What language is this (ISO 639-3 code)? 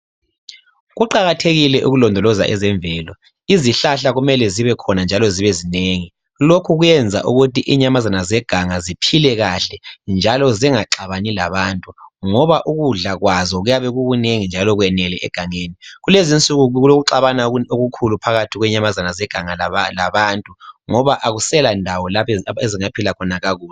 nde